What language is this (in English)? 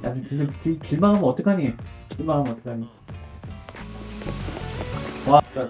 Korean